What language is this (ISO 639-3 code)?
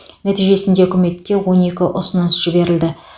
kaz